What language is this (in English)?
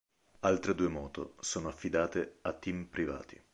Italian